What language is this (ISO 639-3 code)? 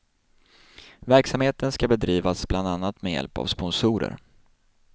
swe